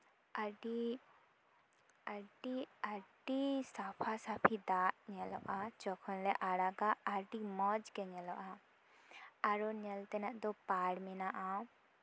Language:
Santali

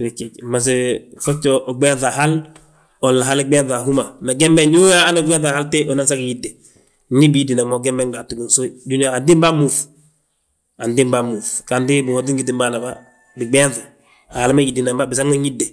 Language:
Balanta-Ganja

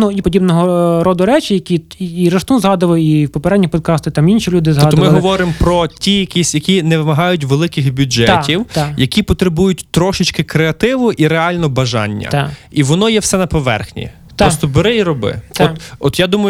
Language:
Ukrainian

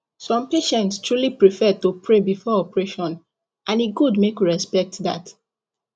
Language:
Nigerian Pidgin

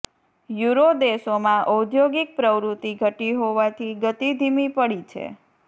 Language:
Gujarati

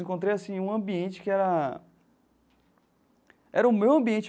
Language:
Portuguese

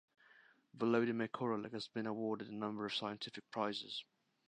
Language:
English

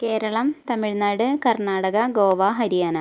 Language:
Malayalam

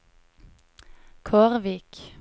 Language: Norwegian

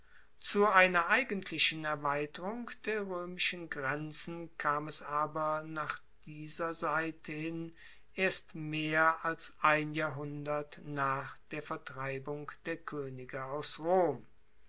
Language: German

